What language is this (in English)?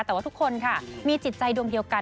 Thai